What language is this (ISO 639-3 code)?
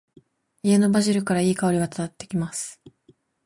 jpn